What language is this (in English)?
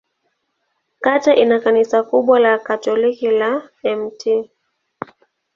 Swahili